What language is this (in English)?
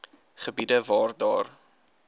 Afrikaans